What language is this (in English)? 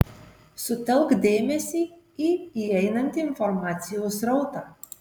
Lithuanian